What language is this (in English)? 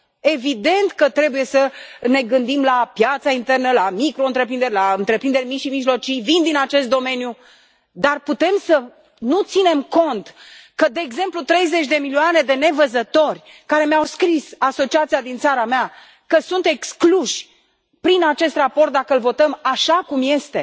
Romanian